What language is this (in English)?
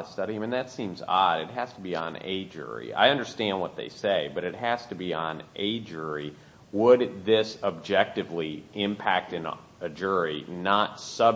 English